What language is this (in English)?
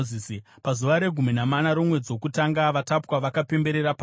Shona